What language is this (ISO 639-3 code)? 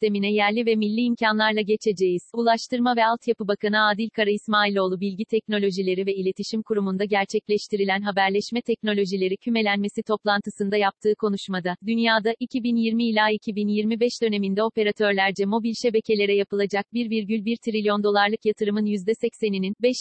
tur